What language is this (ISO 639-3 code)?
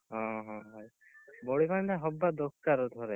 ori